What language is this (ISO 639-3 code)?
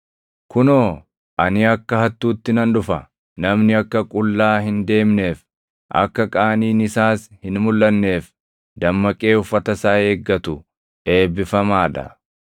orm